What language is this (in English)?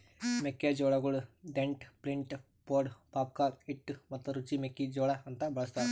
Kannada